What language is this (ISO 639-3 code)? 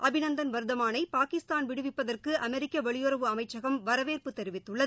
tam